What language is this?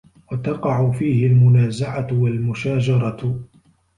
Arabic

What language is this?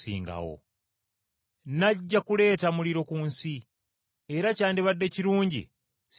Ganda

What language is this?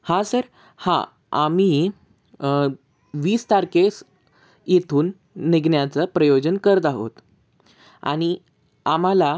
Marathi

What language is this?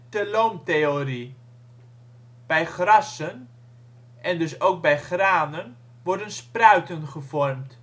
Dutch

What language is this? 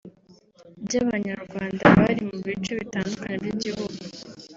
Kinyarwanda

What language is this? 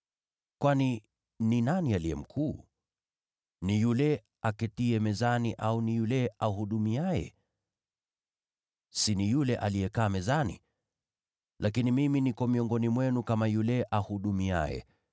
Swahili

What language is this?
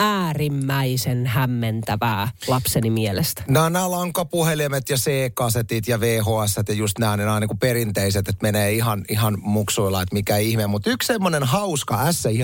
Finnish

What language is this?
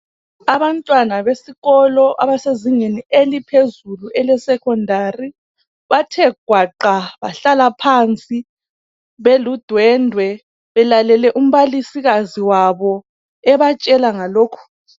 North Ndebele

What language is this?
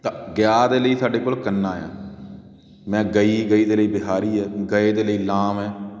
Punjabi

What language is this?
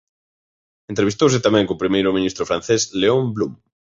Galician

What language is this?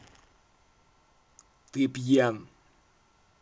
Russian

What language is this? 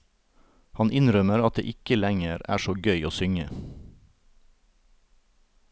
Norwegian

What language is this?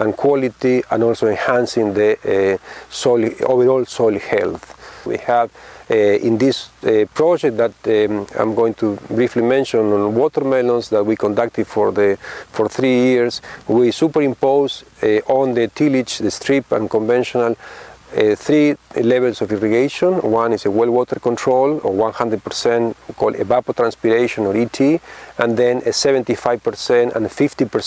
English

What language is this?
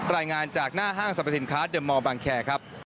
Thai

